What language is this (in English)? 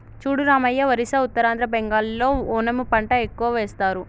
Telugu